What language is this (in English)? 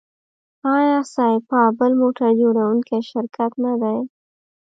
Pashto